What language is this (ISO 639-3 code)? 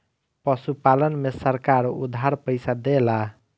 bho